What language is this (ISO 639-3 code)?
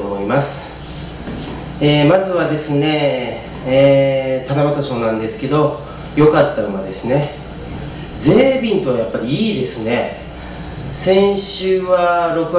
jpn